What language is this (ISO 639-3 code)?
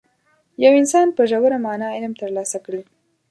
pus